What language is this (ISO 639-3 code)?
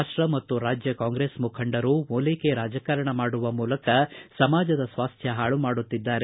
kan